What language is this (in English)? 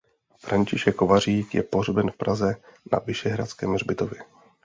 Czech